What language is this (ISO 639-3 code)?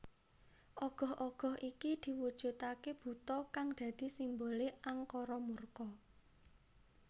jav